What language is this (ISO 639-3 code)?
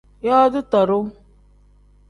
kdh